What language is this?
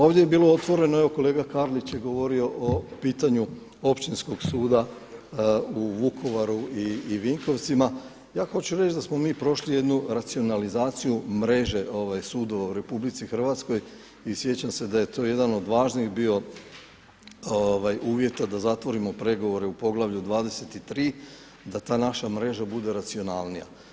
Croatian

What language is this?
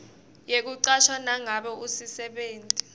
Swati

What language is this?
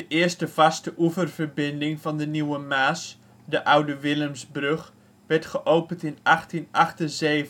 Dutch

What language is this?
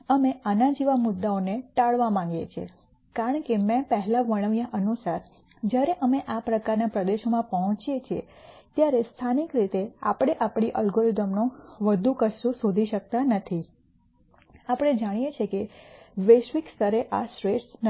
Gujarati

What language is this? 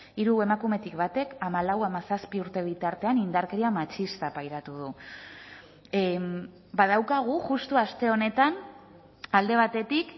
Basque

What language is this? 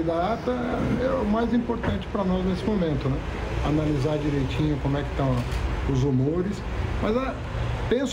Portuguese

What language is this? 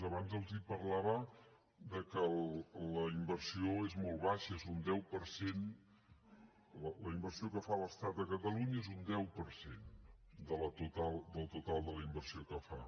Catalan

